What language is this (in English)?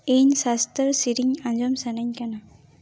Santali